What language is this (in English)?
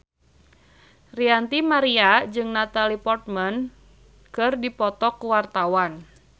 Sundanese